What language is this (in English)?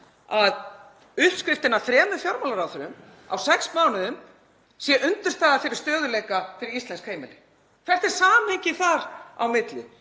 Icelandic